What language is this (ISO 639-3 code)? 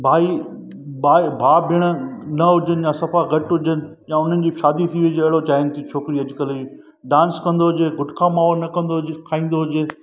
snd